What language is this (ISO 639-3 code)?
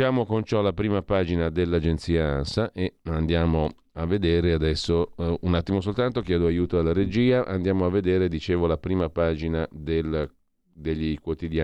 ita